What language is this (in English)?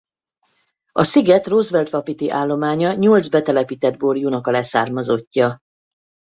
Hungarian